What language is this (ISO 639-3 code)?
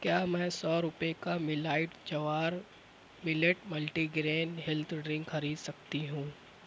urd